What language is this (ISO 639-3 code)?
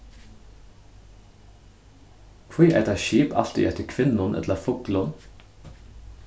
fao